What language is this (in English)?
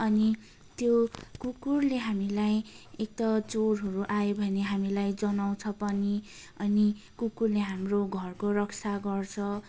Nepali